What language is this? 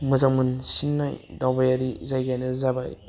Bodo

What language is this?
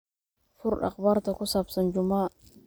Somali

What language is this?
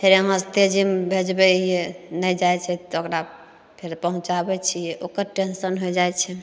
Maithili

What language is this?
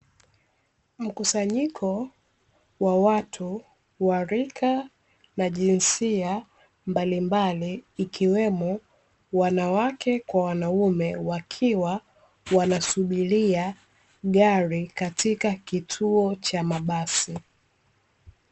Swahili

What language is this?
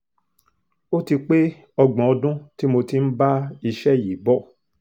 Yoruba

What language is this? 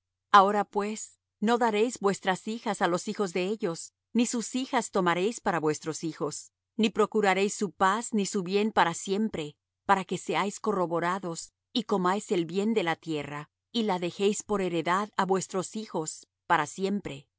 Spanish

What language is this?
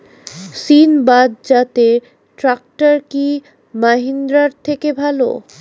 Bangla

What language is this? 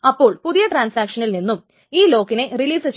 Malayalam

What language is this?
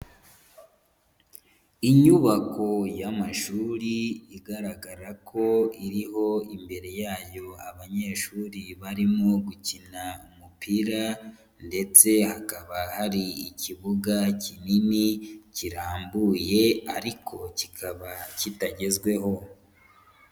Kinyarwanda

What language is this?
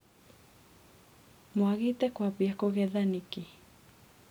Kikuyu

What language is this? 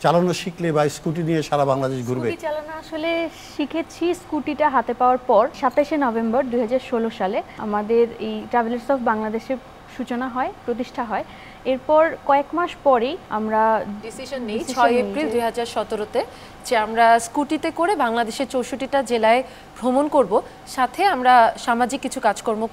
Korean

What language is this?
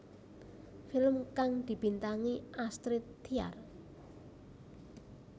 Javanese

